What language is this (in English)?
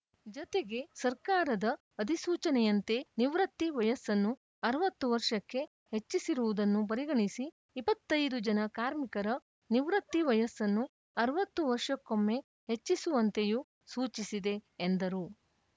Kannada